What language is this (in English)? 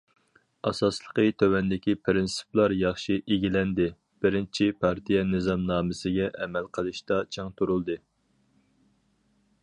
Uyghur